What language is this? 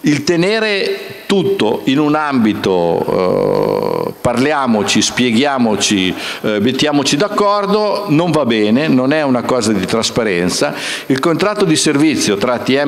Italian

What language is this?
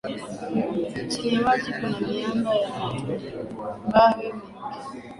Swahili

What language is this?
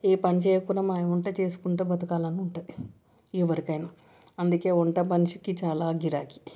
Telugu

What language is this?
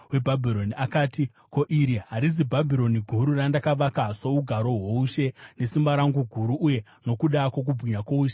Shona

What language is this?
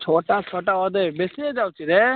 Odia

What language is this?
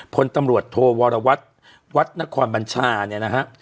Thai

